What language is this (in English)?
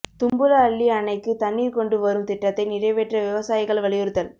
Tamil